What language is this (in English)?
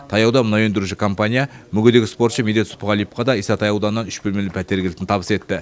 Kazakh